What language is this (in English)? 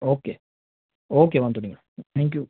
Gujarati